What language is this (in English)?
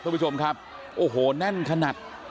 Thai